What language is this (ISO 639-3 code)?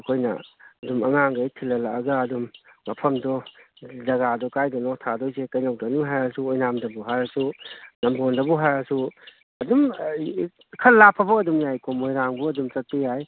mni